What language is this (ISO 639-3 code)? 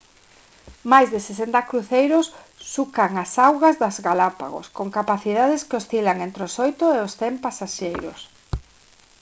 glg